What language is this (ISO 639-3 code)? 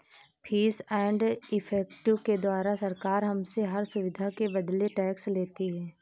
hin